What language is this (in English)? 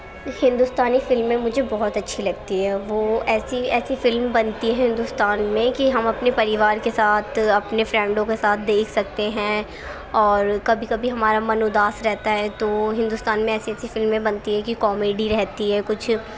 Urdu